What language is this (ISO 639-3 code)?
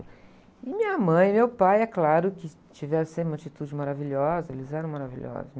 por